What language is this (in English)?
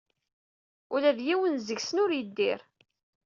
Kabyle